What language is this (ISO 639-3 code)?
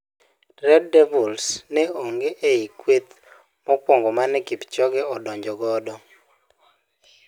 luo